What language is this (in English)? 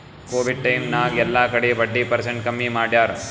Kannada